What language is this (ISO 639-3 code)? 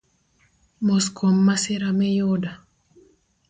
luo